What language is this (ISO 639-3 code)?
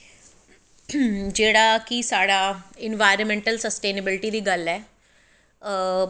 doi